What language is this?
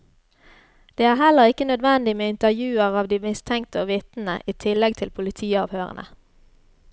Norwegian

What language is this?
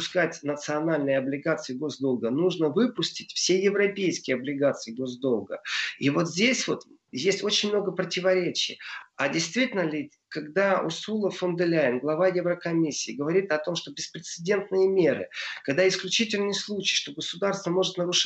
Russian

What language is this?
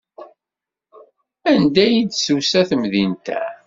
Kabyle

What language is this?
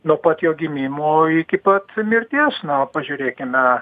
Lithuanian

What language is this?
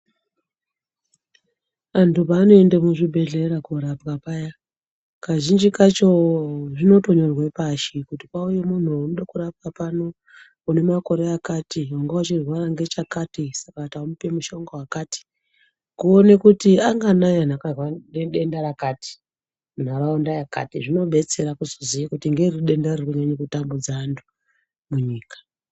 Ndau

